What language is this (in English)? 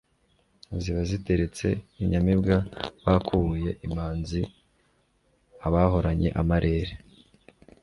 Kinyarwanda